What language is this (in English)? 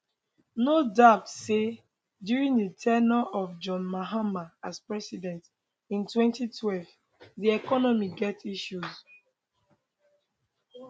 Nigerian Pidgin